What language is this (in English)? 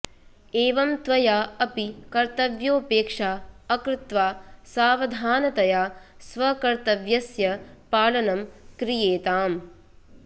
Sanskrit